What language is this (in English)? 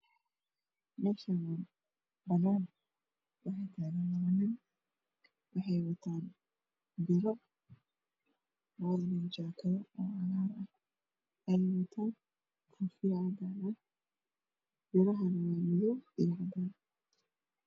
Somali